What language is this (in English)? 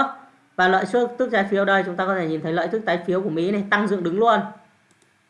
Vietnamese